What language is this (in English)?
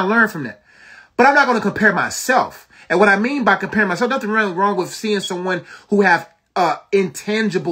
English